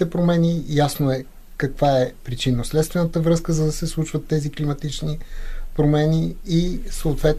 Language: Bulgarian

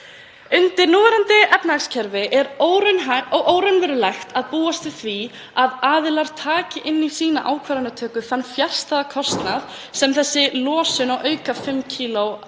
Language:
Icelandic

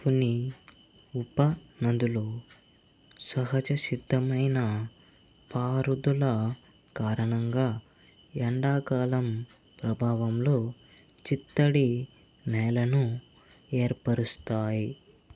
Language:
Telugu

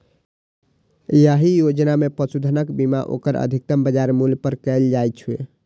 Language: Maithili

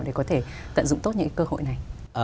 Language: Vietnamese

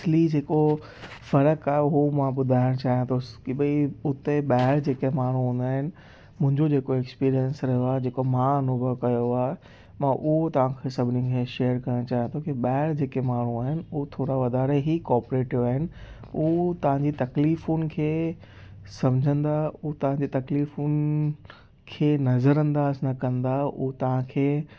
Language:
Sindhi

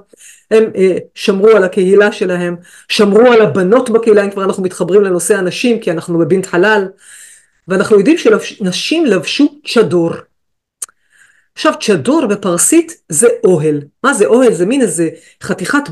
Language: Hebrew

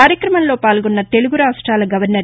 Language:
Telugu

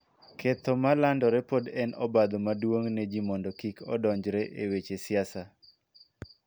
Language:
Luo (Kenya and Tanzania)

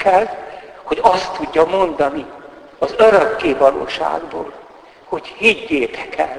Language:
Hungarian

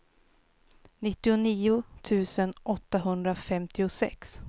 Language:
Swedish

